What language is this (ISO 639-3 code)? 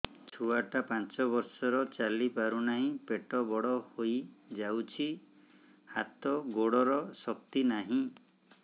ori